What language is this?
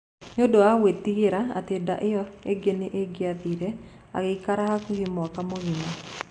Kikuyu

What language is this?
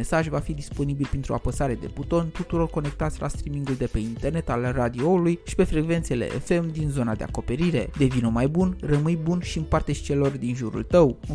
Romanian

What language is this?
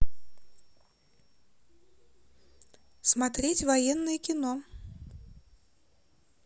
Russian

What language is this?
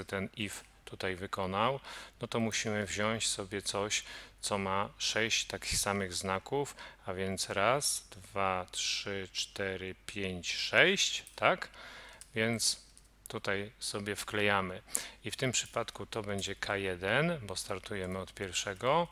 Polish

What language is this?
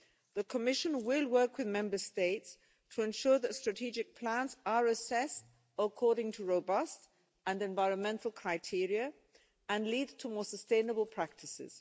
English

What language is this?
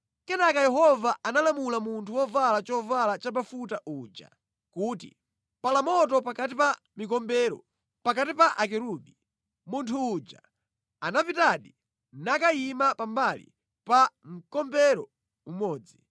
Nyanja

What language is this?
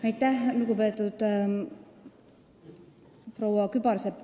Estonian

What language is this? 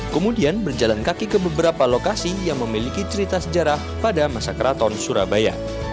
Indonesian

